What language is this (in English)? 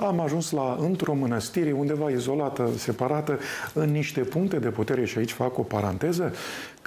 Romanian